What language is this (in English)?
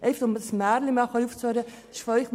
Swiss German